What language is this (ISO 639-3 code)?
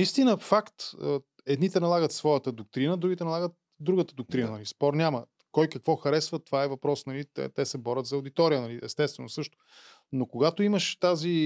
bul